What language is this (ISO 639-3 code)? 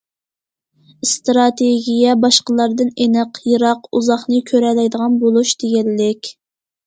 uig